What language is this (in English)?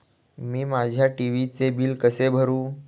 Marathi